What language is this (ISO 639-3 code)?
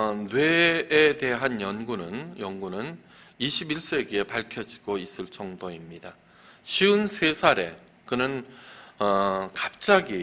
kor